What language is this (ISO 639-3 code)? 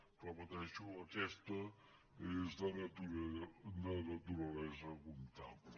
cat